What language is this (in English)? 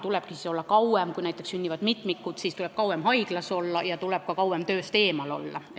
Estonian